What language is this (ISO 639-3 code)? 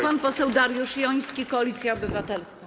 pol